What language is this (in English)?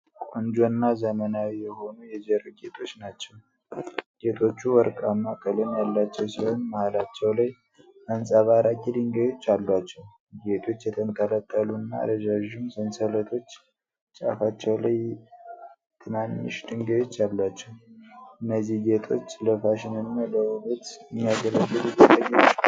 Amharic